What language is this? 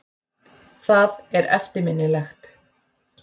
Icelandic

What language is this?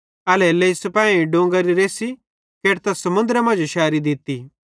Bhadrawahi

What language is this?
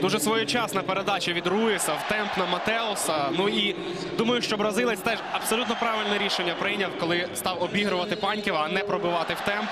Ukrainian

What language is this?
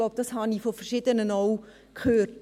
Swiss German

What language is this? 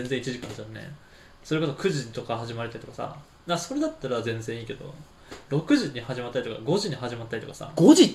Japanese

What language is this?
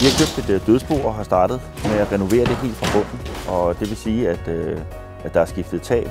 Danish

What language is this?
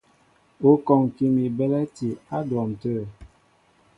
Mbo (Cameroon)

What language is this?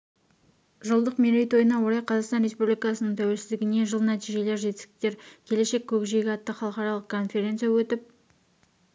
Kazakh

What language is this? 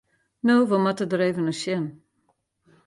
Western Frisian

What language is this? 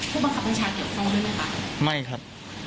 Thai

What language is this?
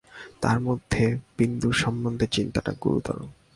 Bangla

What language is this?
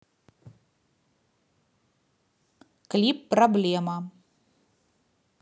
Russian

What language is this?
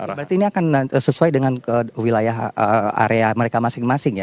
Indonesian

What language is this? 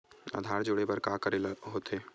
Chhattisgarhi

